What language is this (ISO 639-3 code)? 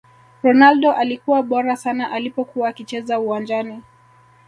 swa